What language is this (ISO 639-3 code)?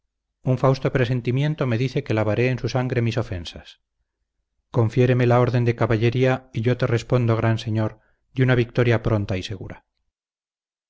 spa